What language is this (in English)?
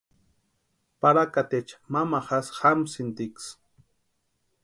Western Highland Purepecha